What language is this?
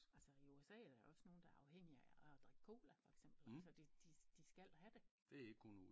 Danish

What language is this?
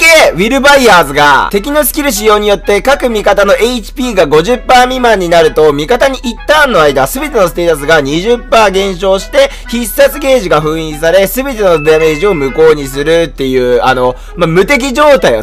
Japanese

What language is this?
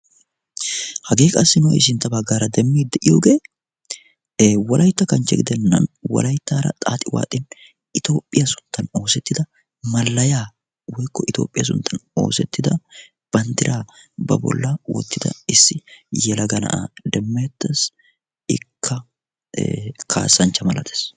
Wolaytta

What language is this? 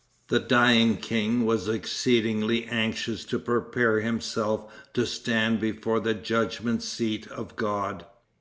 English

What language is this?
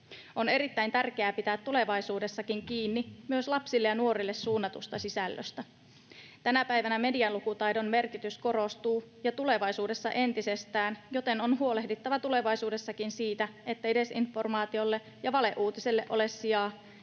Finnish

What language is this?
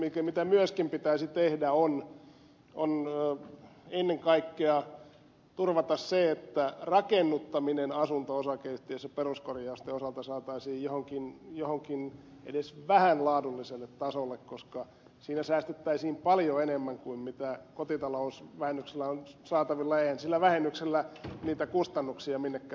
Finnish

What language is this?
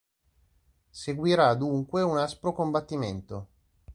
Italian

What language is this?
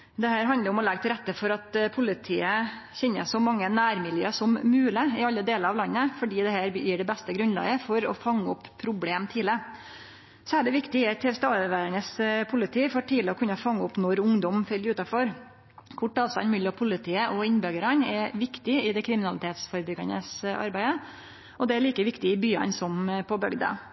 Norwegian Nynorsk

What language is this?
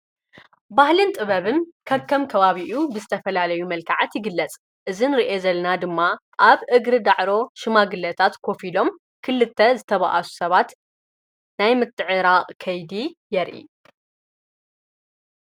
Tigrinya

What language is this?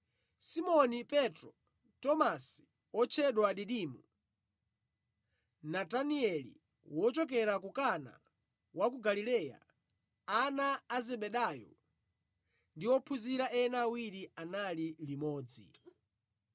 Nyanja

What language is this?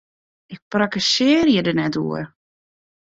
Western Frisian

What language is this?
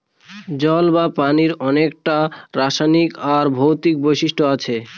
Bangla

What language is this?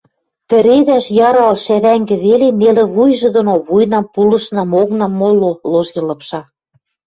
Western Mari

